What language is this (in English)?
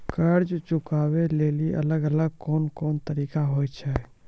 Maithili